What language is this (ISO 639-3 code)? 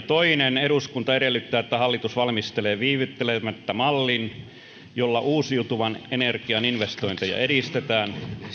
fin